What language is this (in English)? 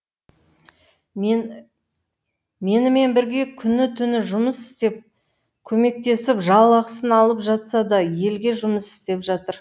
Kazakh